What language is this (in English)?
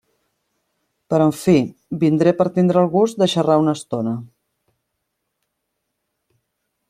Catalan